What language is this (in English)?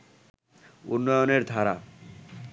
Bangla